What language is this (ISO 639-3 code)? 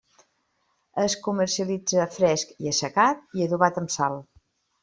cat